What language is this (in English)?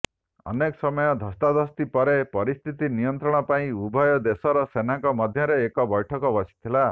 Odia